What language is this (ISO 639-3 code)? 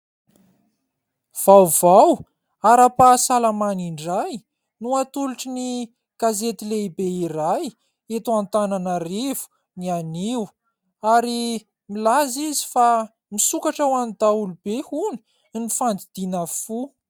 mlg